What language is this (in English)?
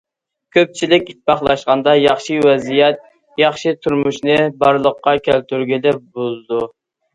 Uyghur